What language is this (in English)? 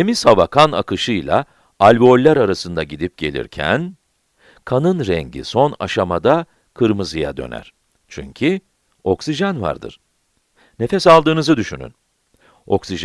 Turkish